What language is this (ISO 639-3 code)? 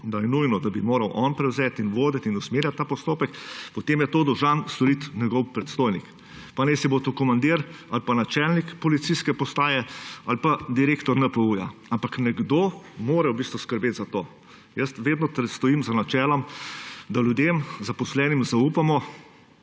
slv